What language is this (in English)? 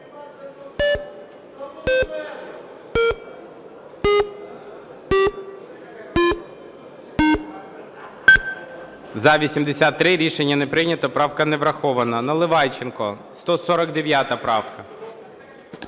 Ukrainian